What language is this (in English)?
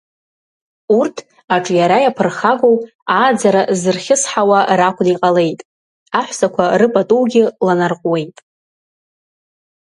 Abkhazian